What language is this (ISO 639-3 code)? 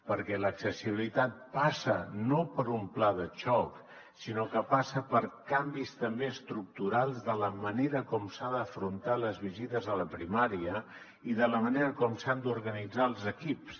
cat